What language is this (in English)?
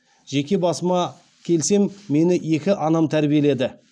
Kazakh